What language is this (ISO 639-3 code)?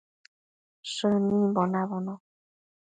mcf